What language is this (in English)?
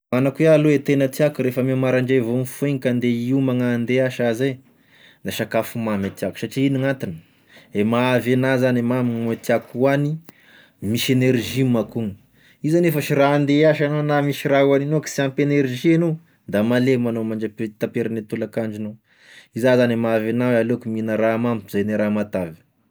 Tesaka Malagasy